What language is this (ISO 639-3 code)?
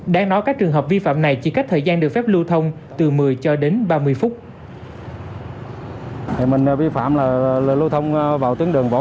vie